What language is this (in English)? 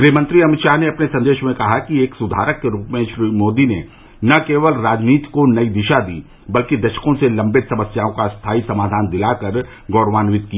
Hindi